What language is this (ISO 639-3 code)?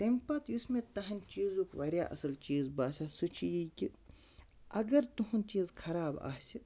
kas